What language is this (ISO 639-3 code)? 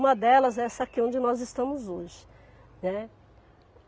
por